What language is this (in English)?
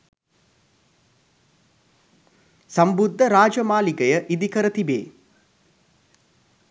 Sinhala